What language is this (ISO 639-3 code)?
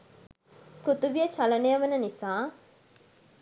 sin